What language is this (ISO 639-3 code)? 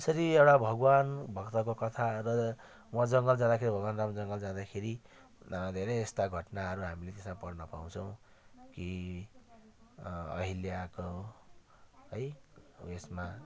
nep